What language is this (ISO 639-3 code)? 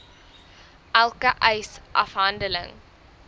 afr